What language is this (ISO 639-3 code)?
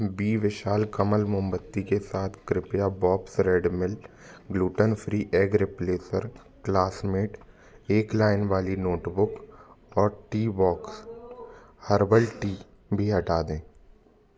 hin